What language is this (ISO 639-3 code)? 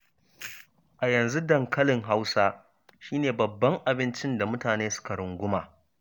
hau